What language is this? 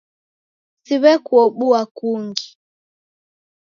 Taita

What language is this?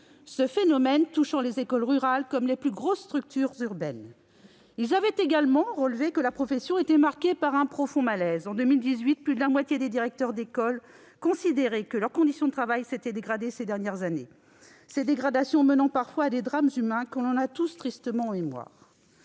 French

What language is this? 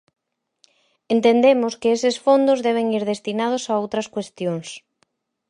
Galician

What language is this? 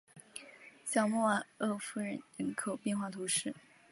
Chinese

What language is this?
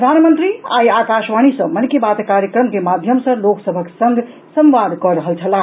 Maithili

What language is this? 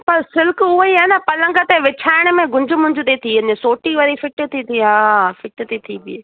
Sindhi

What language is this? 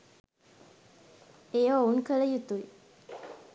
Sinhala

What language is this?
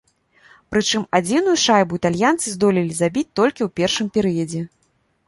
Belarusian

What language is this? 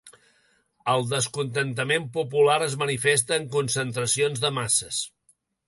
Catalan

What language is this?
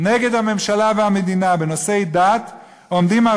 Hebrew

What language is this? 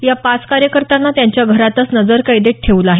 Marathi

